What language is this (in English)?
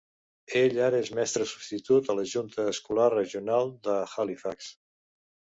Catalan